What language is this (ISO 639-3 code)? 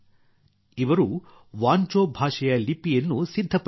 kan